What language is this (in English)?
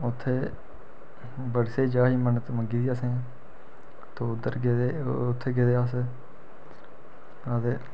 Dogri